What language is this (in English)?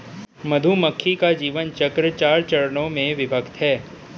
Hindi